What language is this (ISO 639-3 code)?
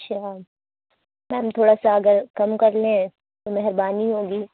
urd